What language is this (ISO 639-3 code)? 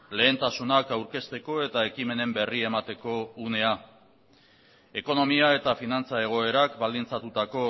eus